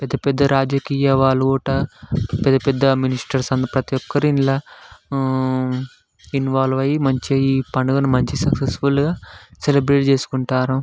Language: Telugu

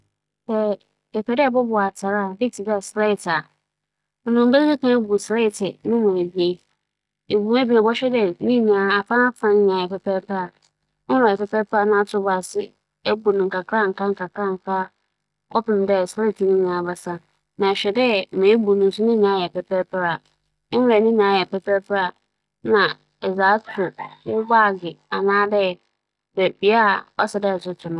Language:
Akan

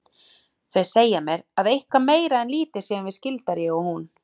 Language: Icelandic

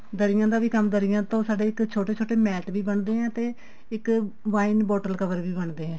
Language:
Punjabi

